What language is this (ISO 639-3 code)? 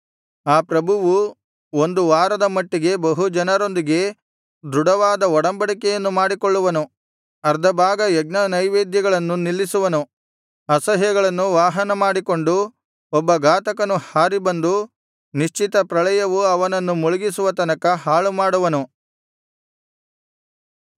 kan